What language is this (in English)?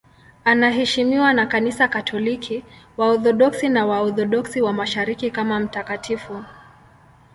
Swahili